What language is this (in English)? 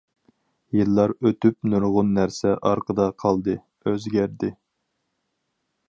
Uyghur